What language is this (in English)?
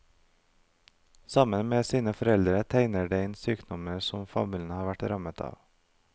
Norwegian